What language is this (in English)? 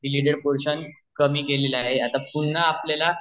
Marathi